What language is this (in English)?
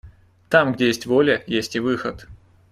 Russian